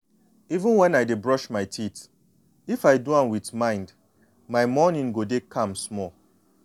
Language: Nigerian Pidgin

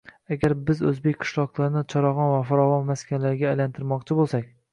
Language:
Uzbek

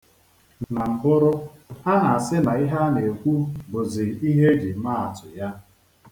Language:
Igbo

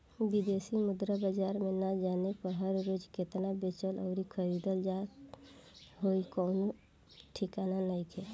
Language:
Bhojpuri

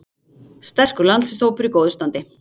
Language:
Icelandic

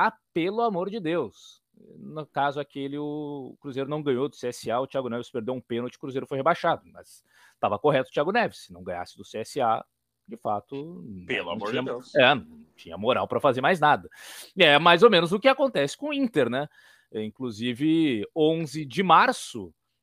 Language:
Portuguese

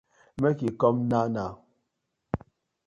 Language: Nigerian Pidgin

